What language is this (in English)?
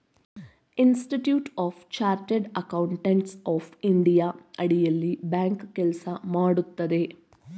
Kannada